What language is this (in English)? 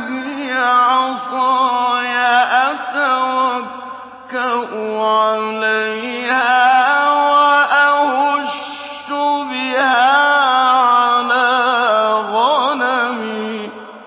Arabic